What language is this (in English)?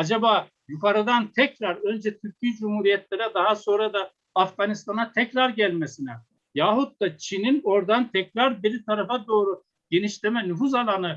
Turkish